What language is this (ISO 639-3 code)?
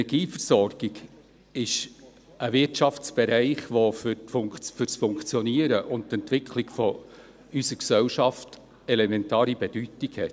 gsw